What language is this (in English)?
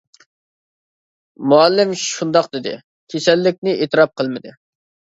Uyghur